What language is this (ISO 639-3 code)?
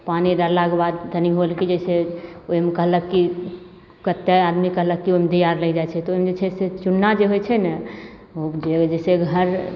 mai